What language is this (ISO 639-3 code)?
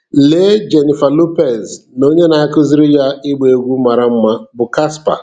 ibo